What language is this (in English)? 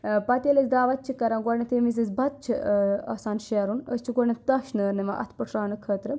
Kashmiri